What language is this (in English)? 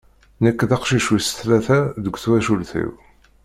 Kabyle